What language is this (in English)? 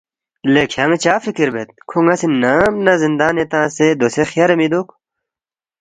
Balti